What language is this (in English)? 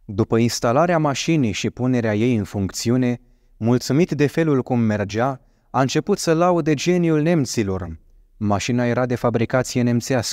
Romanian